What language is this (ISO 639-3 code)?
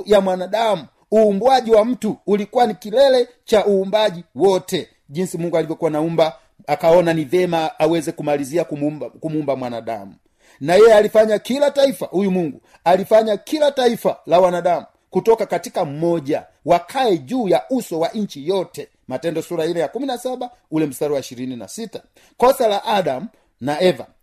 swa